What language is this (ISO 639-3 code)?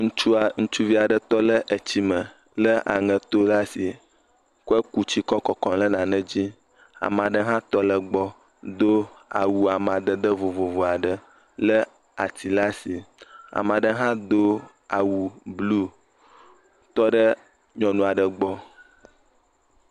ewe